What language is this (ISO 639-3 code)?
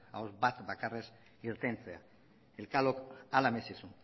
eus